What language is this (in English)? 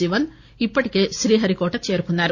Telugu